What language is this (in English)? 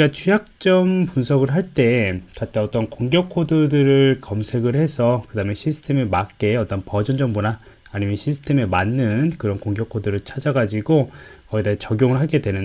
Korean